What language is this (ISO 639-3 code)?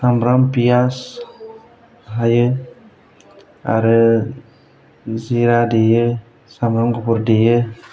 brx